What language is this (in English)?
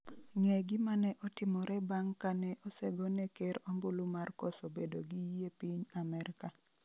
Luo (Kenya and Tanzania)